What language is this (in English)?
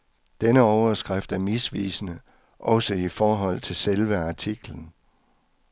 Danish